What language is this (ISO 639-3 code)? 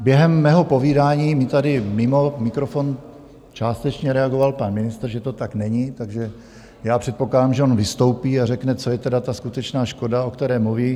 ces